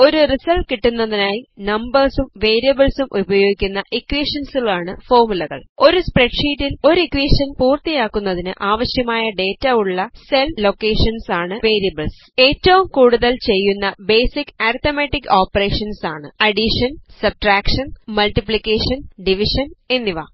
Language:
Malayalam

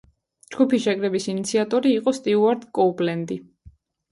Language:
Georgian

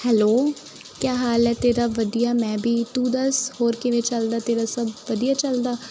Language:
Punjabi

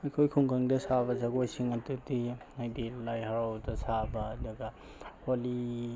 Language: Manipuri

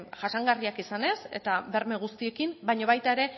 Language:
Basque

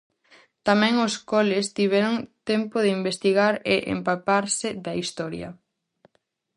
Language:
Galician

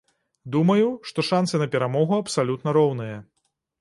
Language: Belarusian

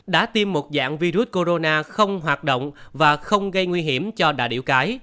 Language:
Vietnamese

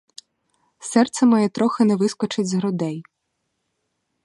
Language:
Ukrainian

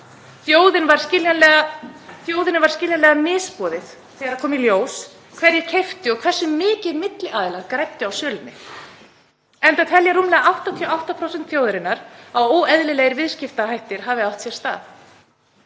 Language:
Icelandic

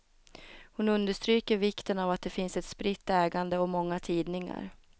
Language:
Swedish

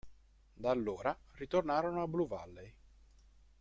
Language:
Italian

